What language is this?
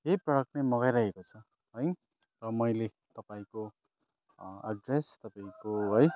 Nepali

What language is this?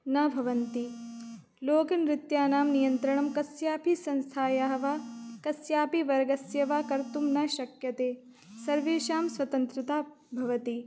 Sanskrit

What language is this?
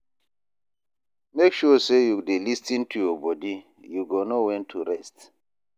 Nigerian Pidgin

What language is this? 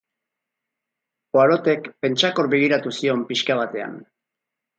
Basque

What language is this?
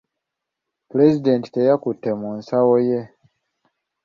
Ganda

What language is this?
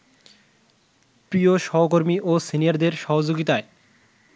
Bangla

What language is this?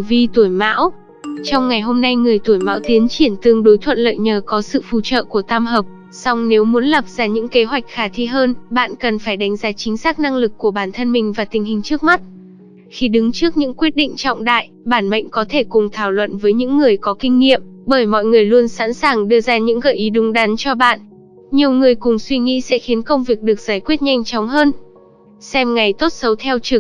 Vietnamese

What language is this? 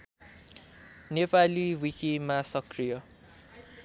Nepali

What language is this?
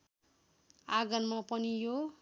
Nepali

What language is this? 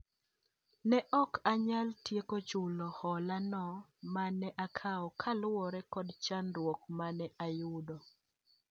Luo (Kenya and Tanzania)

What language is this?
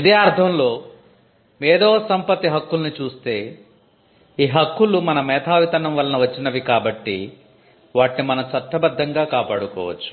Telugu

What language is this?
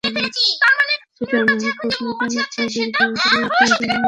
Bangla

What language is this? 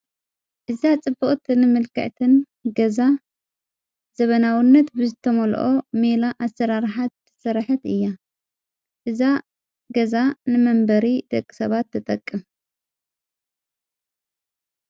Tigrinya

